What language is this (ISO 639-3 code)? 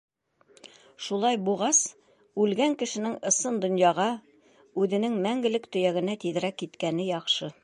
bak